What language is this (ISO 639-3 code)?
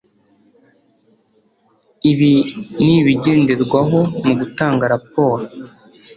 kin